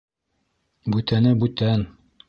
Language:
Bashkir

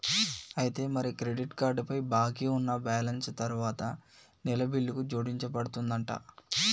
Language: Telugu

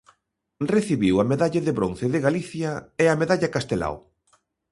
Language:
Galician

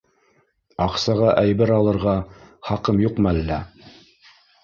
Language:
Bashkir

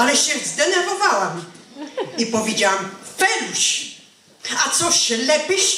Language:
Polish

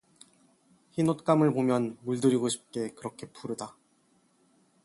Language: Korean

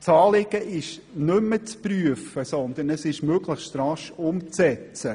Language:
Swiss German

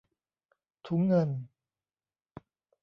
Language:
Thai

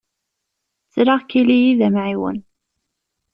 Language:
Kabyle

